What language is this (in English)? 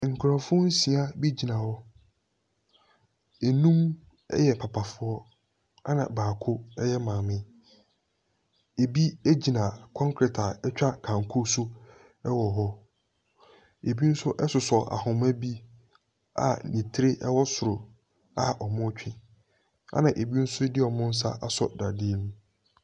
Akan